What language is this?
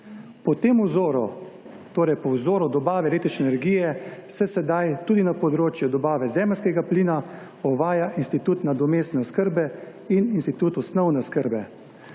Slovenian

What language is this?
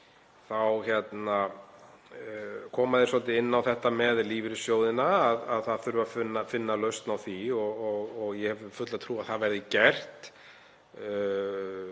Icelandic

